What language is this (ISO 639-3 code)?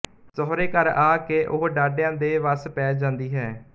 pan